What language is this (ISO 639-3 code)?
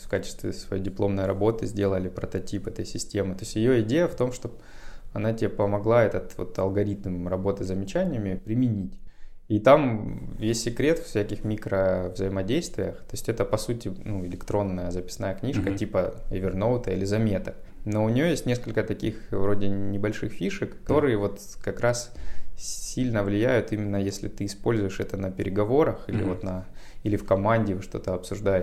rus